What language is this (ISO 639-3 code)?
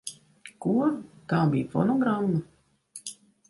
lav